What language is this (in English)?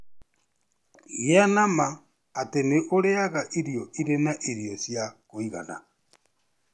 Kikuyu